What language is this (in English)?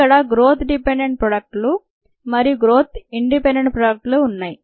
Telugu